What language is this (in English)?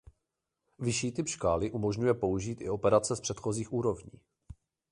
Czech